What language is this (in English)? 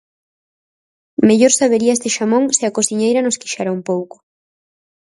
Galician